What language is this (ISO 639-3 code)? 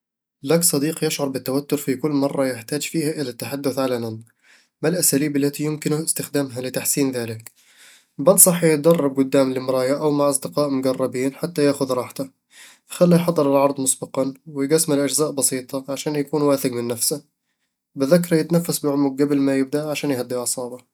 avl